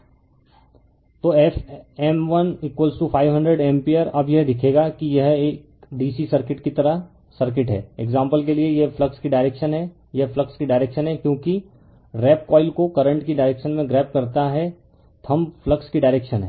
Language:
Hindi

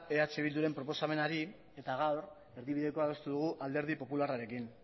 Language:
Basque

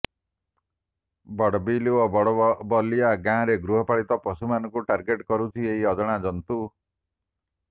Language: Odia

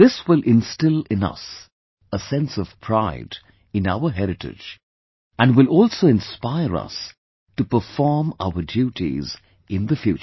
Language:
English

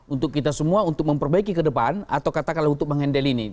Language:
Indonesian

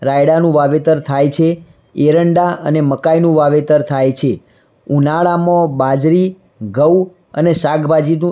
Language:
Gujarati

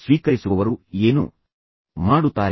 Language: Kannada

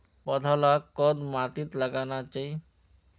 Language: Magahi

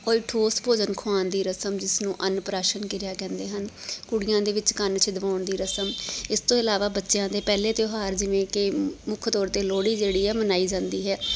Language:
Punjabi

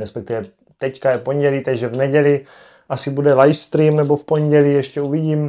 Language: Czech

